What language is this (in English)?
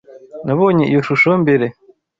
Kinyarwanda